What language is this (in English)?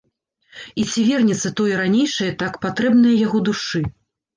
Belarusian